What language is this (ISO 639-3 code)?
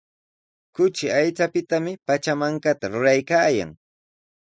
qws